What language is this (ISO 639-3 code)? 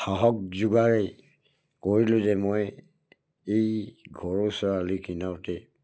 asm